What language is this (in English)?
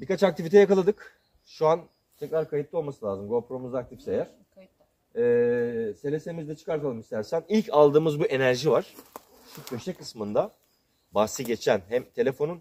Turkish